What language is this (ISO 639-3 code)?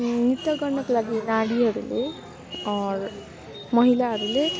nep